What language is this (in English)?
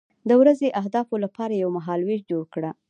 Pashto